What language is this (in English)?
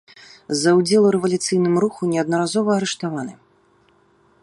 Belarusian